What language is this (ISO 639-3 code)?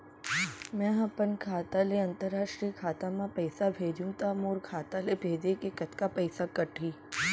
hne